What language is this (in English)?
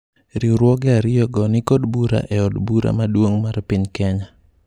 Luo (Kenya and Tanzania)